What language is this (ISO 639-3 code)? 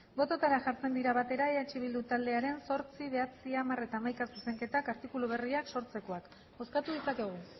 eus